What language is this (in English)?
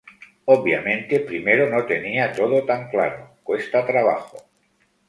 Spanish